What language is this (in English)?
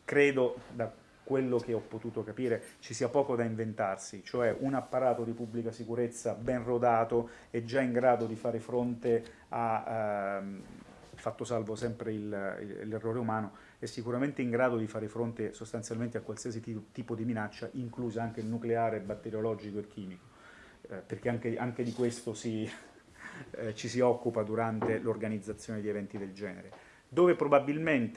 Italian